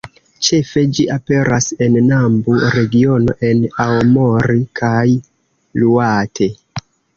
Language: Esperanto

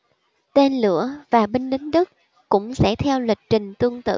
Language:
Vietnamese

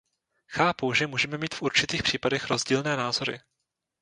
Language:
Czech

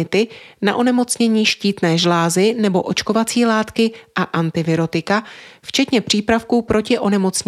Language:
Czech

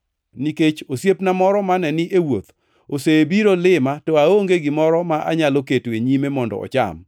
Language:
Luo (Kenya and Tanzania)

